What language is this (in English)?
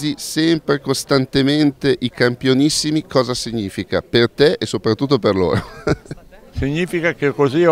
Italian